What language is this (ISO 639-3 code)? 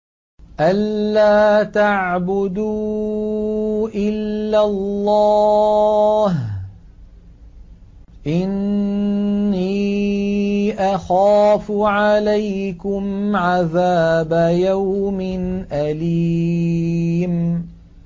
ara